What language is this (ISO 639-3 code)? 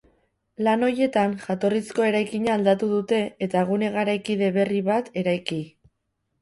eus